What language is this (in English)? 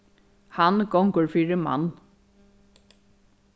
Faroese